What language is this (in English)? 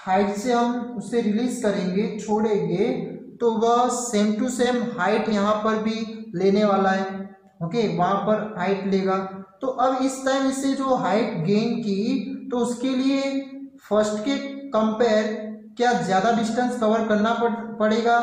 Hindi